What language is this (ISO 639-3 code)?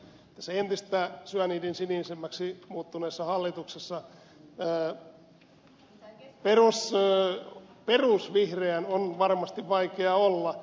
fin